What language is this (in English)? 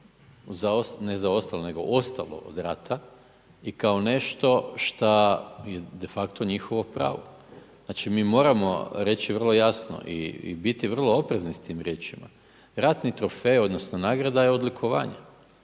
Croatian